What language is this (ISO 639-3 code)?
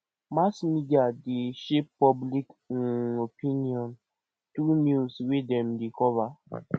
pcm